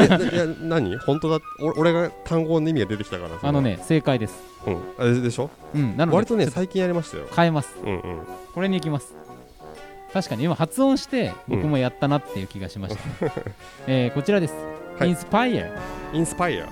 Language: Japanese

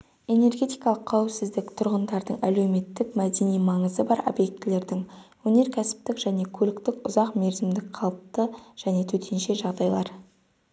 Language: Kazakh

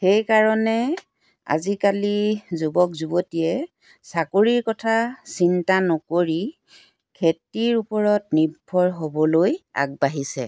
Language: Assamese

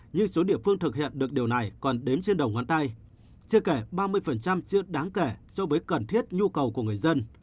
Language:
Vietnamese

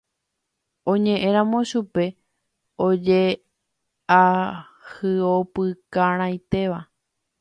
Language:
Guarani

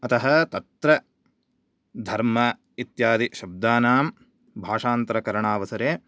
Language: Sanskrit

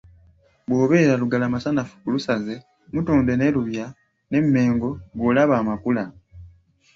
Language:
Ganda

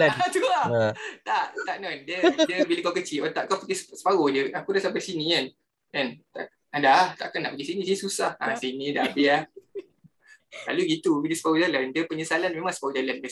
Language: Malay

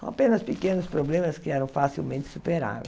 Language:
Portuguese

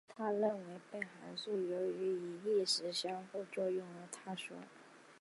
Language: Chinese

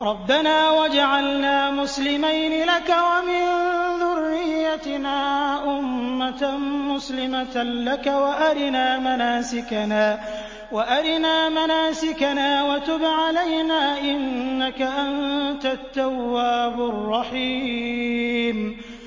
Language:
Arabic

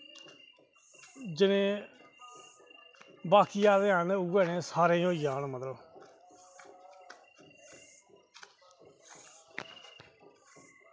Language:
Dogri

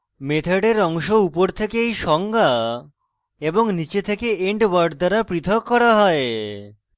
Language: Bangla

